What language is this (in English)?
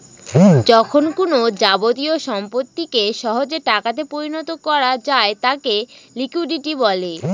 Bangla